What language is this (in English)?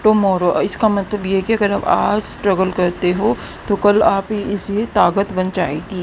Hindi